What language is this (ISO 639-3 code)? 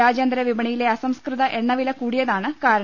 mal